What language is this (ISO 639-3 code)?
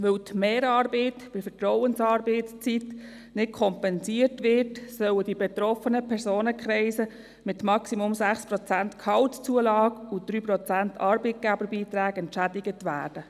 gsw